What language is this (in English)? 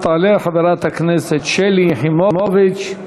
Hebrew